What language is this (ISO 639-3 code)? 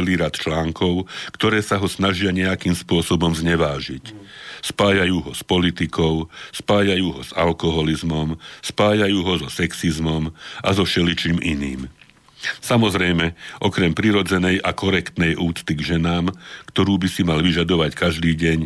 slk